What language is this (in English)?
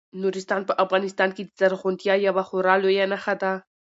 Pashto